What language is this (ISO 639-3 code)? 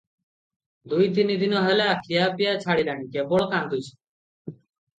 ori